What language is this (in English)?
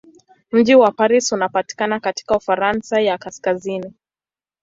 Swahili